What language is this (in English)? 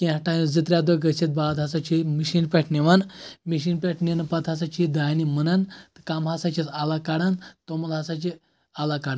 Kashmiri